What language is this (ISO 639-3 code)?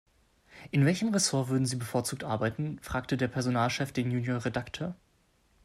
deu